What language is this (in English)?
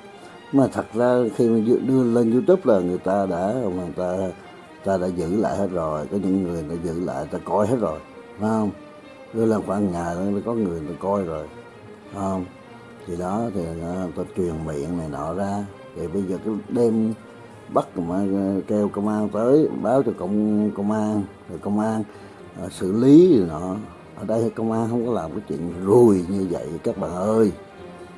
Vietnamese